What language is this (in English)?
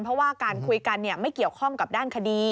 Thai